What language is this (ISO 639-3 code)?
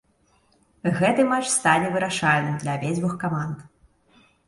bel